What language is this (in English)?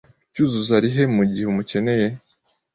Kinyarwanda